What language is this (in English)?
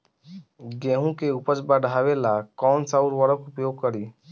Bhojpuri